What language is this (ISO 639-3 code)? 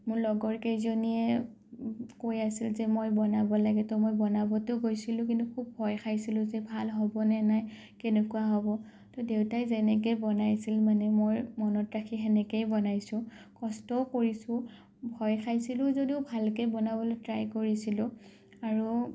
asm